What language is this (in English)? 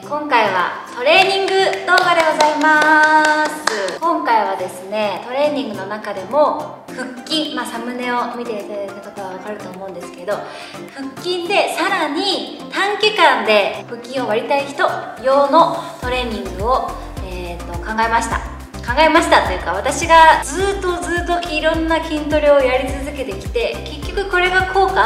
Japanese